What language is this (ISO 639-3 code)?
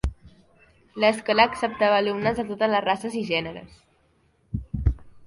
cat